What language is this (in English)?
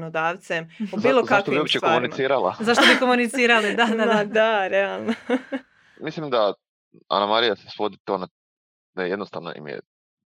Croatian